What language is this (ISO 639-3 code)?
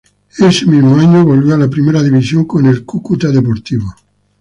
spa